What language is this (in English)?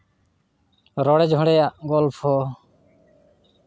Santali